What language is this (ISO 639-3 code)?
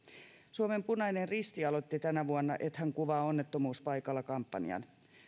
fin